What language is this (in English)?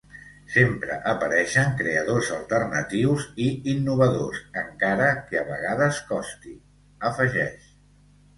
Catalan